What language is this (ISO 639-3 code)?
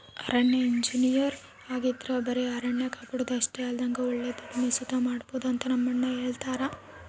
kan